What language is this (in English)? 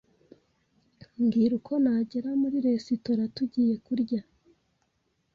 Kinyarwanda